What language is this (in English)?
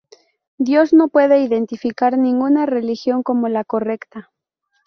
Spanish